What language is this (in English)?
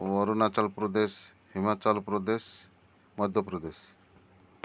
Odia